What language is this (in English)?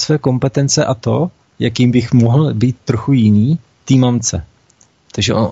Czech